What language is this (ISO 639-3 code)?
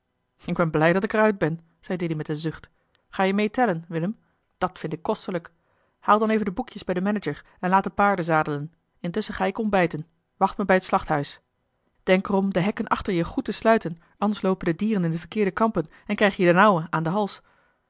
nld